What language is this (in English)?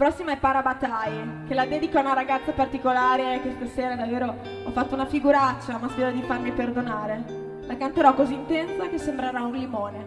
Italian